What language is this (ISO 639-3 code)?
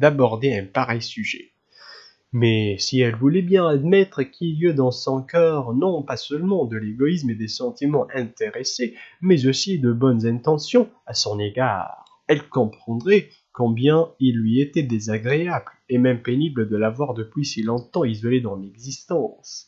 fra